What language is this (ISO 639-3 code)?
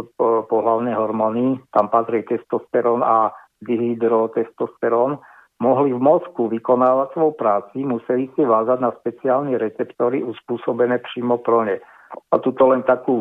slk